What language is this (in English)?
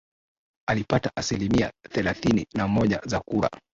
Swahili